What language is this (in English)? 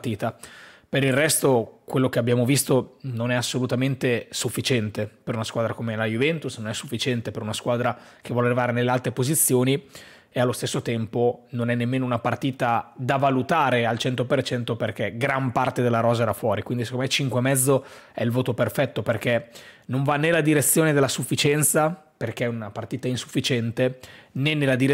Italian